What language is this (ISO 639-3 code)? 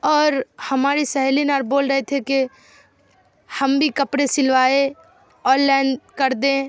urd